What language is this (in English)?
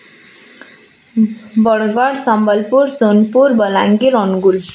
Odia